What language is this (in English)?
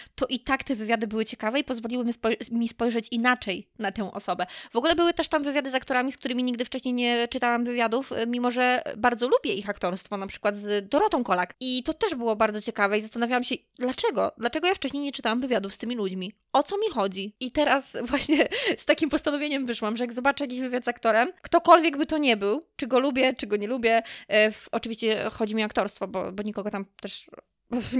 Polish